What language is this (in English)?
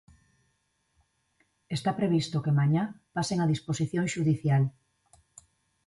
Galician